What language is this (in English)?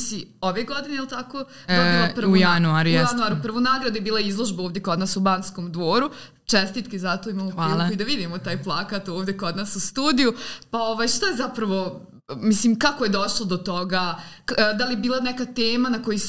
Croatian